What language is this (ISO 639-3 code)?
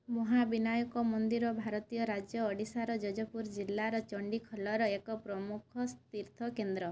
ori